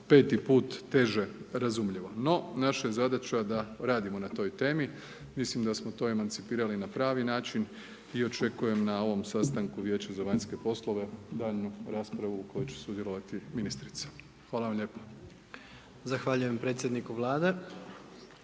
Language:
Croatian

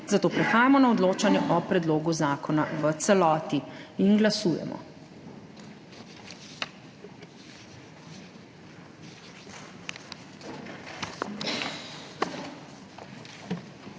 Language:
Slovenian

